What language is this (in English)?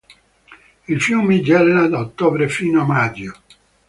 Italian